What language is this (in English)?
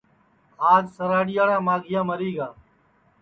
Sansi